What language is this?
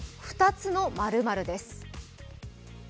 Japanese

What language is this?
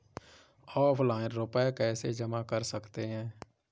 Hindi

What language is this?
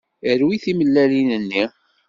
Kabyle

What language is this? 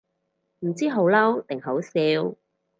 Cantonese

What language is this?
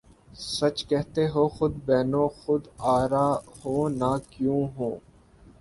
Urdu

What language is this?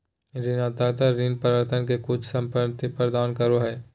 Magahi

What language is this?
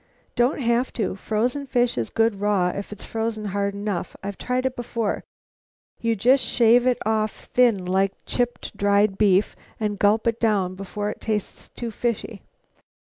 English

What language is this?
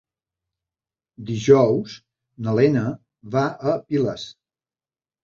Catalan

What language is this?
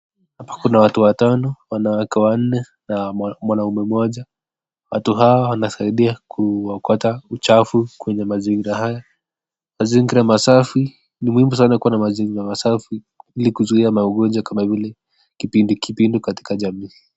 Swahili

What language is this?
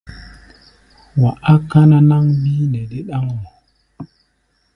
Gbaya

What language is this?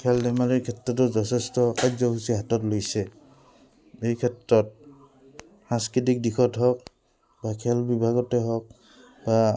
Assamese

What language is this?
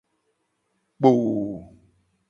Gen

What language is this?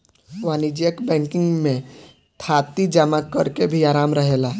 Bhojpuri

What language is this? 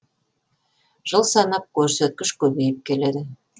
Kazakh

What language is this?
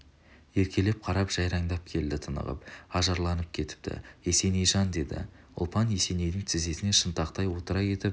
Kazakh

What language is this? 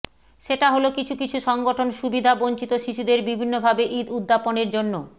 Bangla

